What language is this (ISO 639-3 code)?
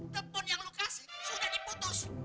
ind